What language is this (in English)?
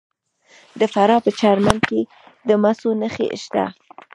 Pashto